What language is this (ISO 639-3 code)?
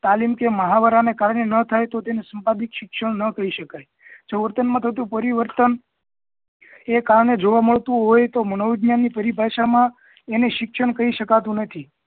guj